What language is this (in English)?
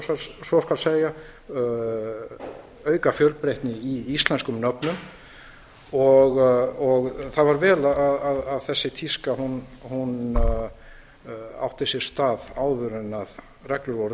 Icelandic